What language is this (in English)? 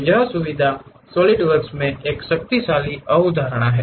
Hindi